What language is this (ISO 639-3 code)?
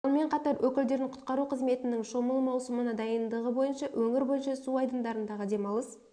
kaz